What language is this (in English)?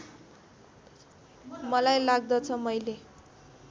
Nepali